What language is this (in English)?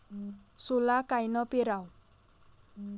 Marathi